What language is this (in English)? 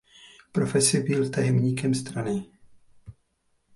Czech